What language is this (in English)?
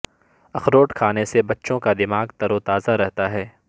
Urdu